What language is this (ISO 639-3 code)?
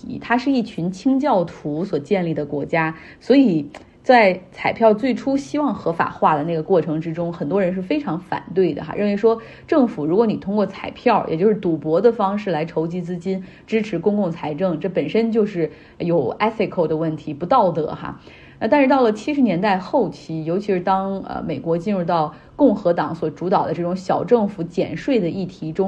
zho